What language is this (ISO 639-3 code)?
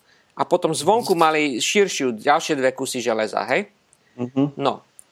slk